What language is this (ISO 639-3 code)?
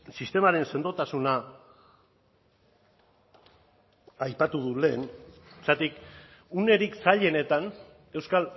eus